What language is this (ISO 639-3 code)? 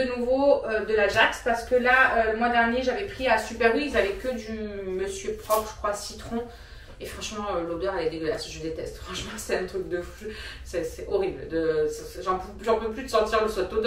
fra